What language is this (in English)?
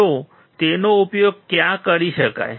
Gujarati